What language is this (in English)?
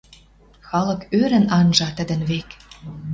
Western Mari